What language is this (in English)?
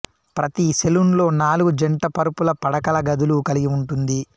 Telugu